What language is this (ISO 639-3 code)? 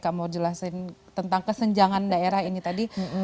ind